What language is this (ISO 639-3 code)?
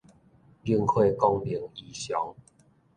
nan